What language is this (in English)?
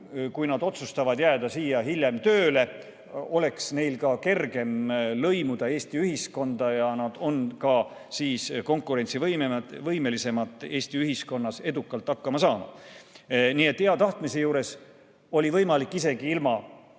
Estonian